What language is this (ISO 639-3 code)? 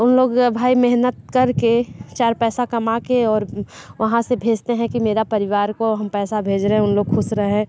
hin